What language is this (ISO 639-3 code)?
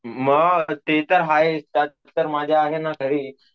mar